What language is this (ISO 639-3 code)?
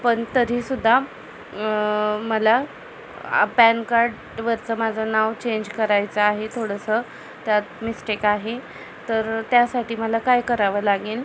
mar